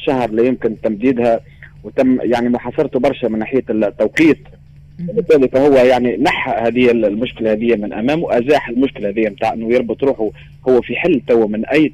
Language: Arabic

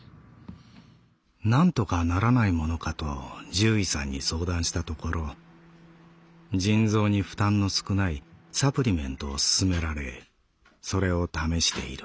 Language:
Japanese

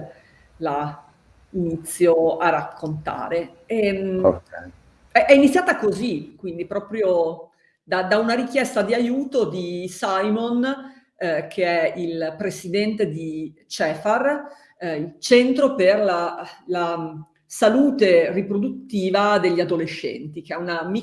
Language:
Italian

